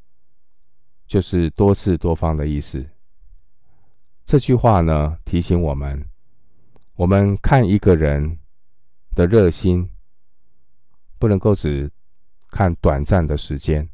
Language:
Chinese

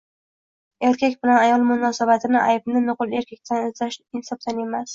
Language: Uzbek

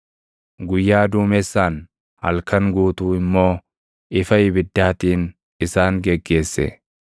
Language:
Oromo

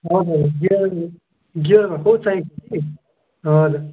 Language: Nepali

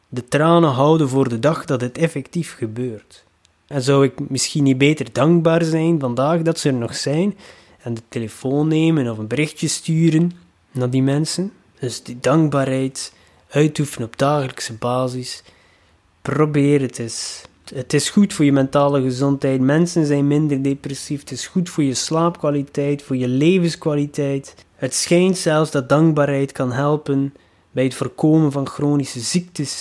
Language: Dutch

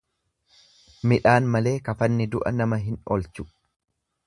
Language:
Oromo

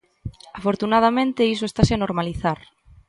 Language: Galician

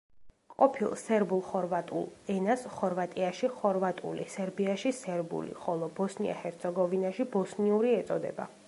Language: Georgian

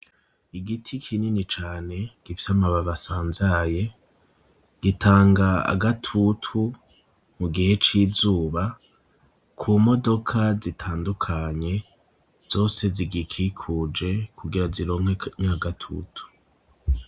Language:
Rundi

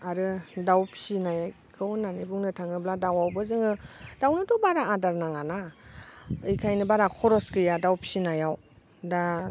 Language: Bodo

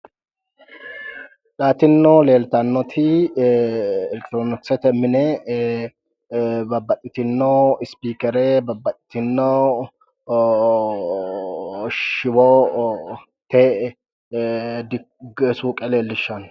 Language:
Sidamo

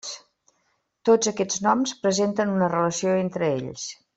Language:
Catalan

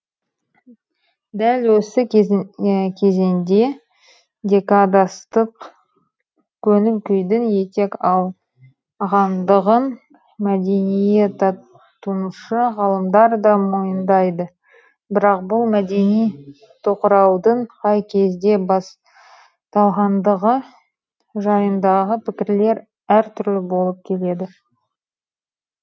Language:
Kazakh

